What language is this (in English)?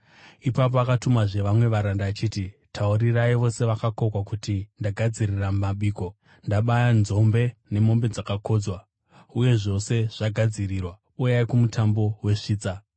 Shona